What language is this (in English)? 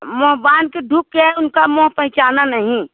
Hindi